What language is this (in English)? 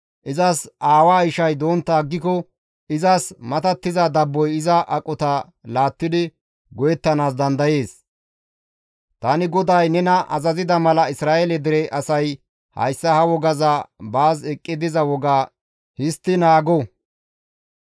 Gamo